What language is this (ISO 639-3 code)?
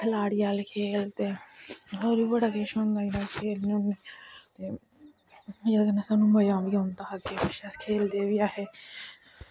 doi